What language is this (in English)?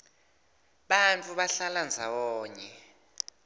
Swati